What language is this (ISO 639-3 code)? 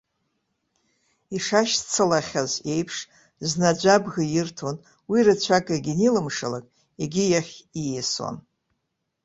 abk